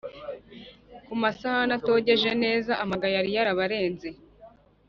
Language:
Kinyarwanda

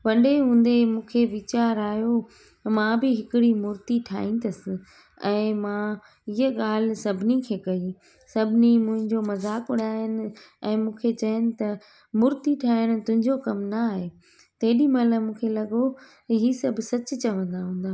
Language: Sindhi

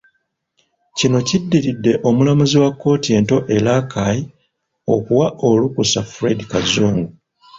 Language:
Ganda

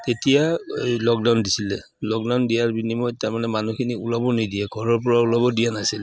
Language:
Assamese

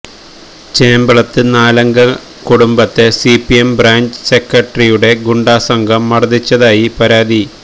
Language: Malayalam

